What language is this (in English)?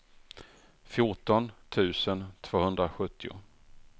Swedish